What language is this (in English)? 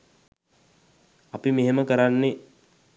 Sinhala